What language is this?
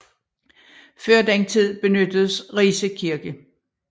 Danish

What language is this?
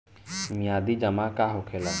Bhojpuri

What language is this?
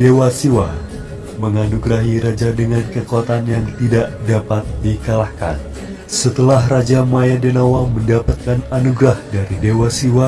Indonesian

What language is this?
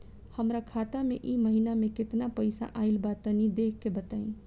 Bhojpuri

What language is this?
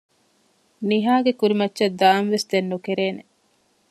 Divehi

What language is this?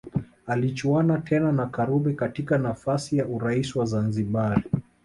Swahili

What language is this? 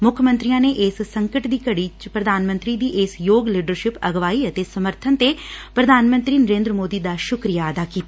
Punjabi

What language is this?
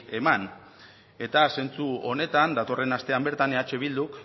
Basque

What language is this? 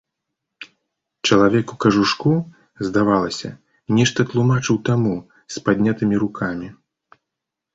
Belarusian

